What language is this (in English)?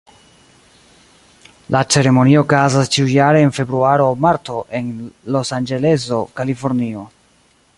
Esperanto